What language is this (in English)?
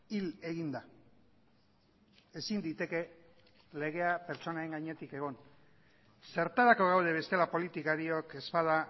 Basque